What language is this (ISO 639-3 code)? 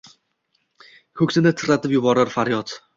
uzb